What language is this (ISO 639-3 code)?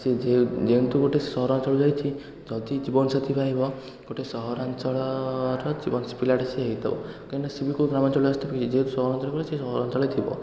ori